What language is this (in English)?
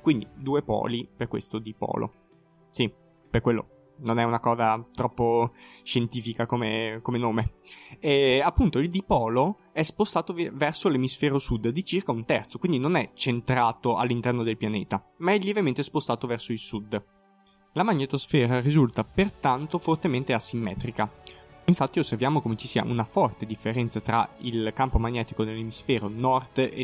Italian